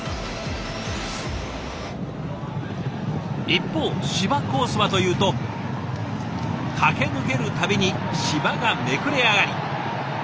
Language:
Japanese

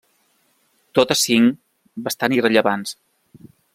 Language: Catalan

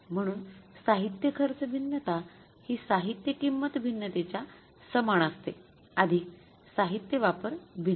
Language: Marathi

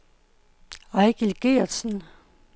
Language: Danish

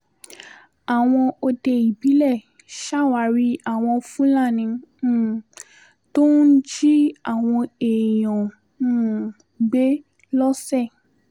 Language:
Yoruba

